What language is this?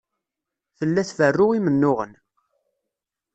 Kabyle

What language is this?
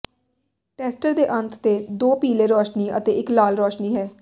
Punjabi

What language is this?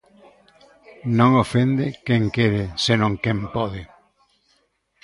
Galician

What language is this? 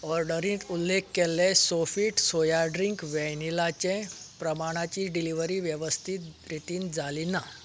Konkani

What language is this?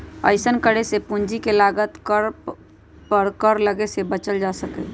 Magahi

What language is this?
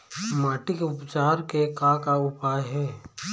Chhattisgarhi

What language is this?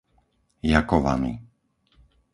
Slovak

